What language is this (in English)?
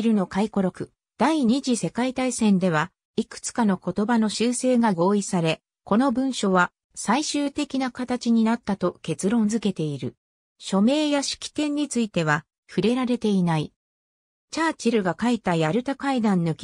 Japanese